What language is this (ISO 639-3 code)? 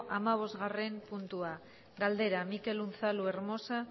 eus